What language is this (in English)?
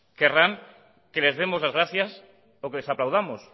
Spanish